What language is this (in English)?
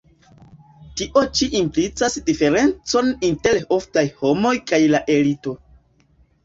Esperanto